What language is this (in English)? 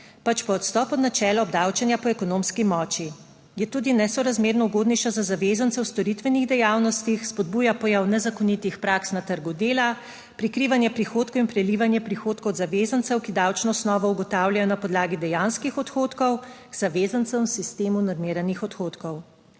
Slovenian